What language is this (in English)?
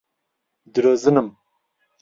Central Kurdish